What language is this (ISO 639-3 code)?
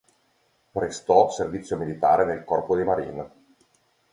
ita